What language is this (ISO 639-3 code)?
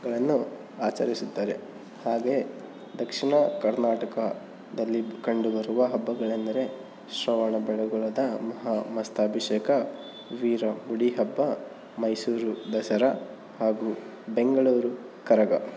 kan